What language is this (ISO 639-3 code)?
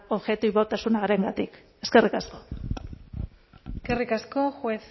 eus